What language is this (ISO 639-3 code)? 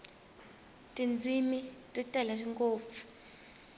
tso